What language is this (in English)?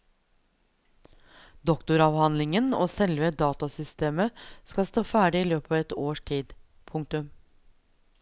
Norwegian